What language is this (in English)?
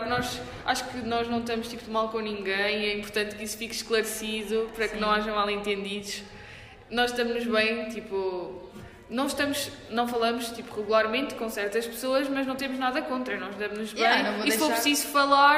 Portuguese